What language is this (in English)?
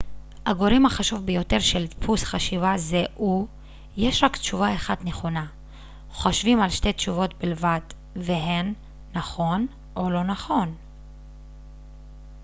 Hebrew